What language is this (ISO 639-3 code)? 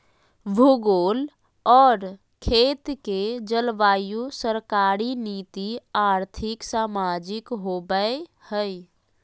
mag